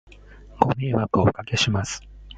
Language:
Japanese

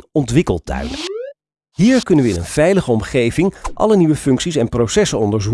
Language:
Dutch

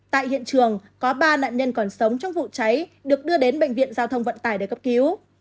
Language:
Vietnamese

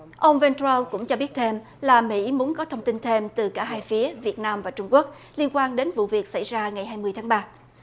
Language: Vietnamese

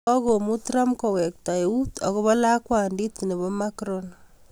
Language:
Kalenjin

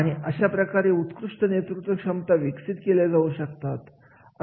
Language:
Marathi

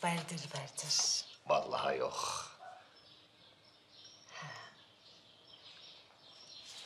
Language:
Turkish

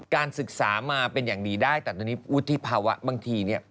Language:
Thai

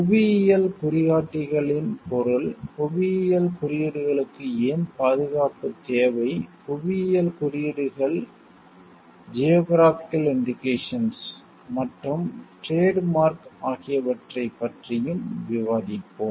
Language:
Tamil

